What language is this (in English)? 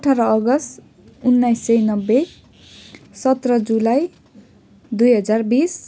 Nepali